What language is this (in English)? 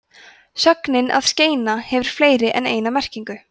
Icelandic